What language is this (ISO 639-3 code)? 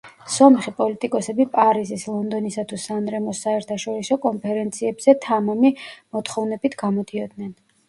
kat